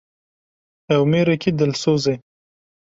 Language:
Kurdish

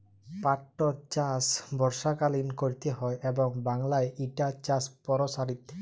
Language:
Bangla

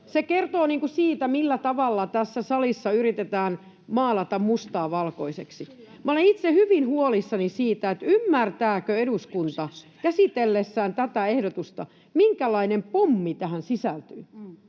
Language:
Finnish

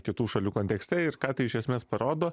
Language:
Lithuanian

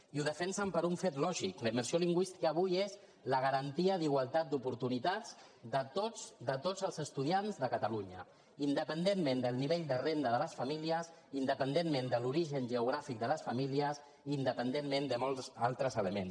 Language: Catalan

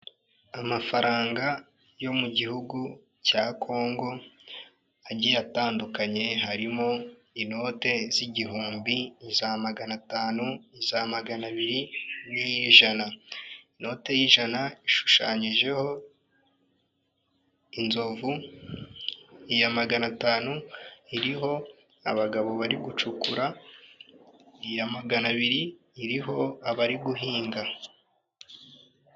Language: Kinyarwanda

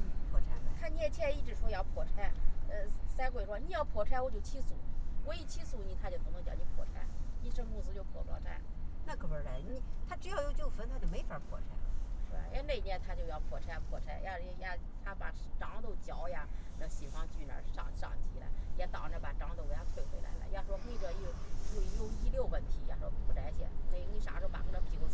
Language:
Chinese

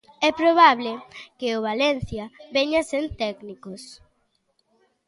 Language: Galician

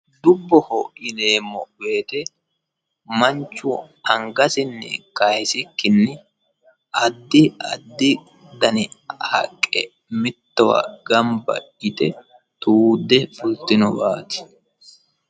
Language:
Sidamo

